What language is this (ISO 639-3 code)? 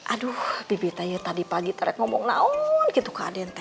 ind